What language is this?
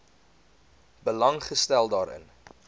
Afrikaans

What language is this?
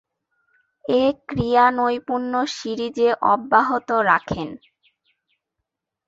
Bangla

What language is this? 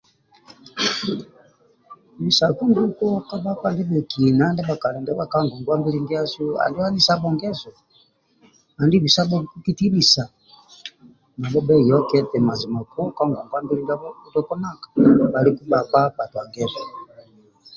Amba (Uganda)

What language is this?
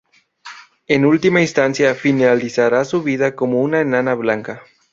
Spanish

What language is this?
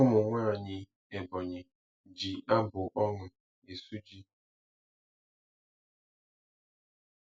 Igbo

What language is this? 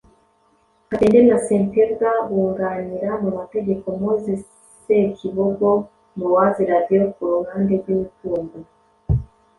Kinyarwanda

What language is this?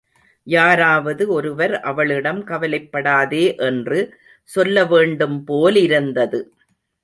Tamil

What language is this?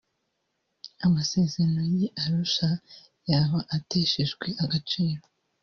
Kinyarwanda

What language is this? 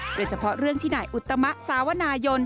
Thai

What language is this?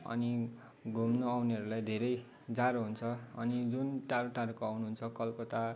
Nepali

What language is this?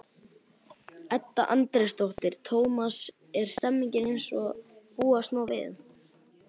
Icelandic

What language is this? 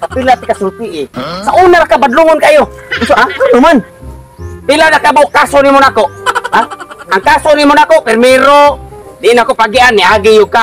Indonesian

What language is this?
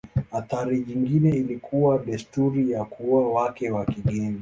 Swahili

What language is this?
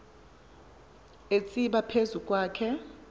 Xhosa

